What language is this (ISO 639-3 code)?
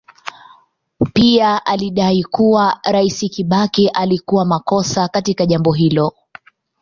swa